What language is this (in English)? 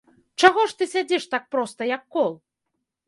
Belarusian